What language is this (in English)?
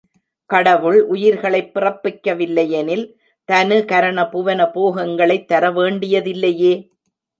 Tamil